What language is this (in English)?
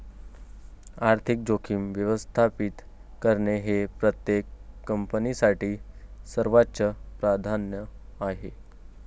Marathi